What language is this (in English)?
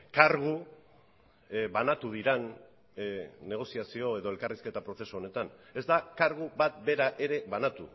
Basque